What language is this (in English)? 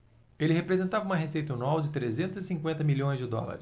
Portuguese